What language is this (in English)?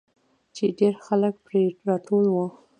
Pashto